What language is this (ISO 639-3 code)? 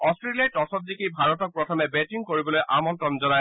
asm